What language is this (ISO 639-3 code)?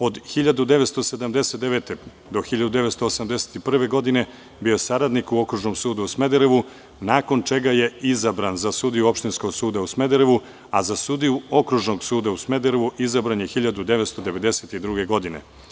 srp